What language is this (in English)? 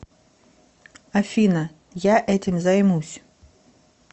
Russian